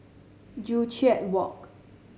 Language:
English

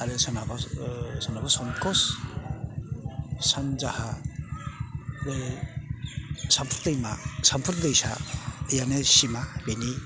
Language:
Bodo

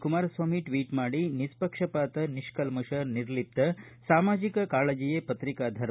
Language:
Kannada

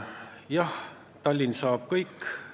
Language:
Estonian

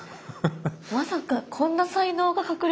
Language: Japanese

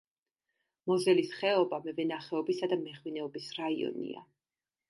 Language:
Georgian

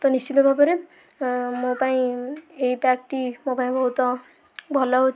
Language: Odia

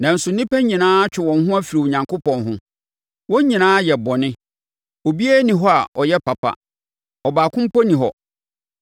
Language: Akan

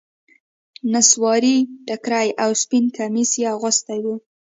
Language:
Pashto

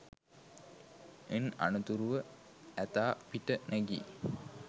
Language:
Sinhala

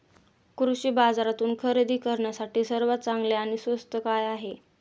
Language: Marathi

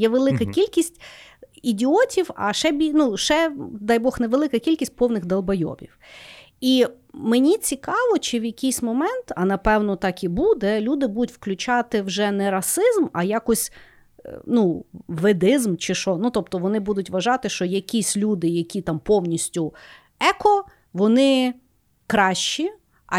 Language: Ukrainian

